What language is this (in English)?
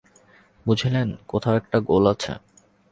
Bangla